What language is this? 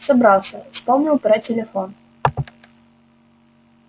Russian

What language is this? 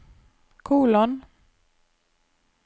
Norwegian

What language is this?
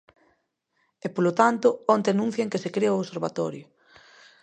Galician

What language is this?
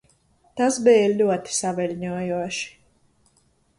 Latvian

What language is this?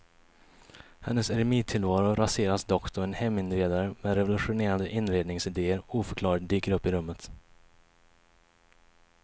Swedish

